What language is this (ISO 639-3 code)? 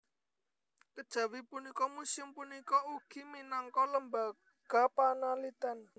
jav